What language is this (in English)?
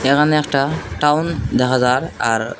Bangla